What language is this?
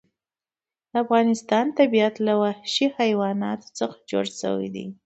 Pashto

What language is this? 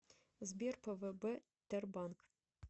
Russian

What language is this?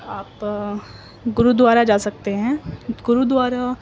Urdu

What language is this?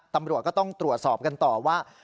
Thai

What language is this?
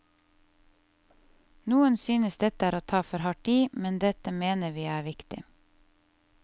Norwegian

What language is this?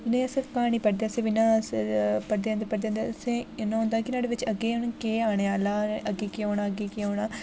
Dogri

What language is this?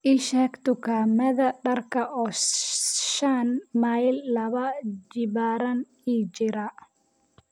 Somali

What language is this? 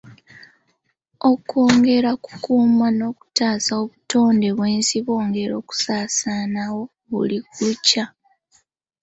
Ganda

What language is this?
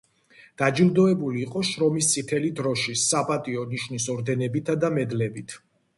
Georgian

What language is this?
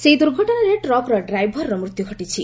Odia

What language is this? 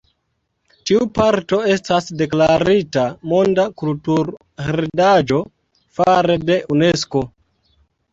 Esperanto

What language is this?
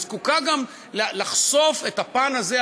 Hebrew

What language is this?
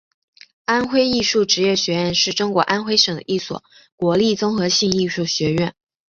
Chinese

